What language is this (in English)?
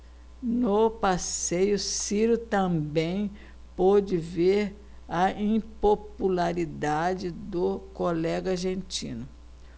Portuguese